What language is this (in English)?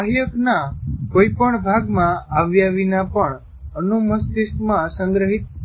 Gujarati